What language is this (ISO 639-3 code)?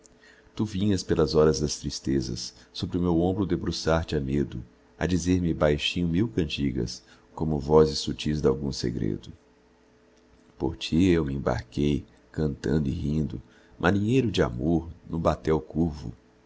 por